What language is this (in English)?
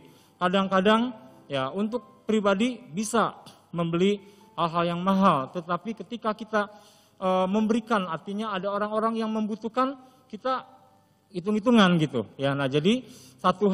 Indonesian